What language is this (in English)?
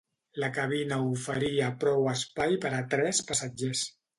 Catalan